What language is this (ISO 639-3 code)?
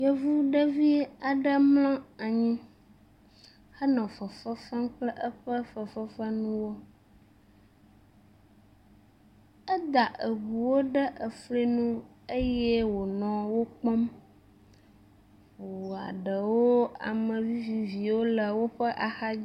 ewe